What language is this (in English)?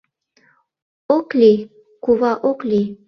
Mari